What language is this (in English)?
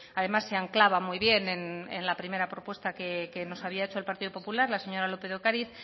Spanish